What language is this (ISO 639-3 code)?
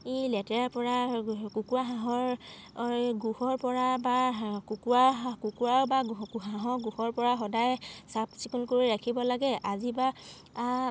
asm